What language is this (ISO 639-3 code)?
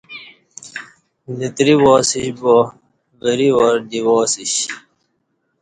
bsh